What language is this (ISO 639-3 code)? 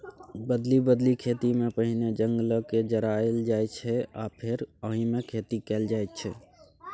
mai